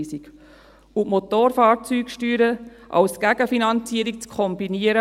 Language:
Swiss German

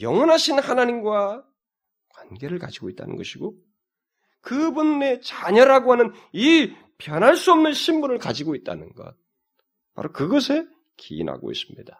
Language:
Korean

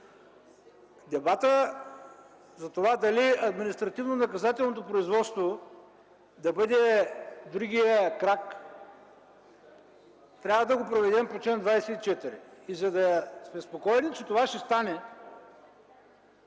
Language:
Bulgarian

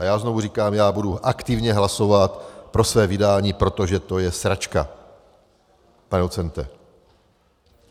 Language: Czech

